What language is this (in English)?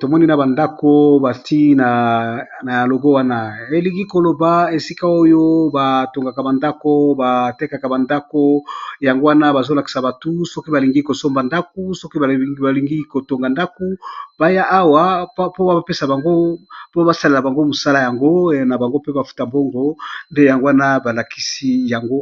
Lingala